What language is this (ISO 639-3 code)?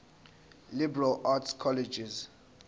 zul